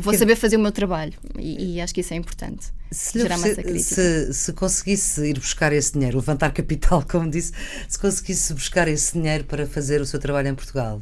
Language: Portuguese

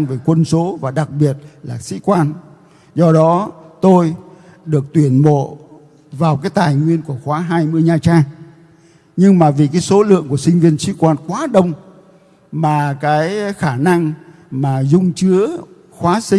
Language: Vietnamese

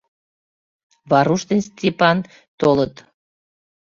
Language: Mari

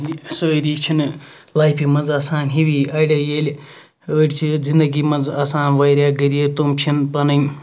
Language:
Kashmiri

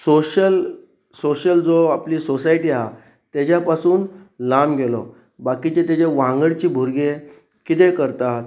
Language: Konkani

